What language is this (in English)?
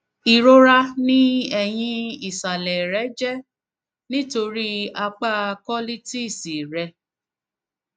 Yoruba